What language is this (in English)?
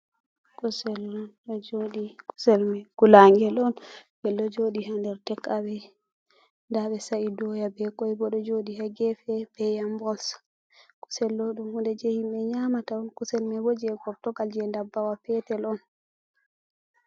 Fula